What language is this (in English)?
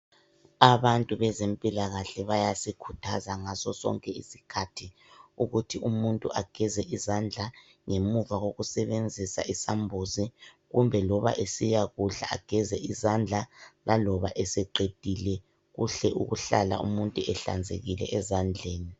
North Ndebele